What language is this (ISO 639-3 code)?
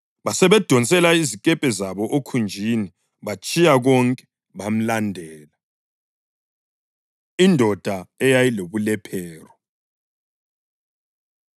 nde